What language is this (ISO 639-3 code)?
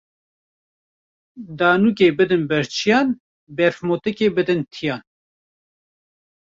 kur